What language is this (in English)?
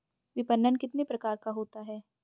Hindi